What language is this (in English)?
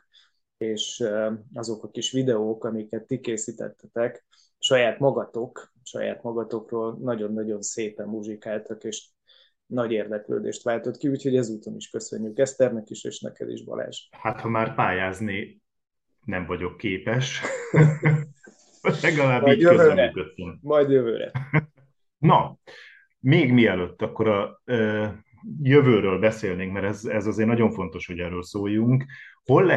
Hungarian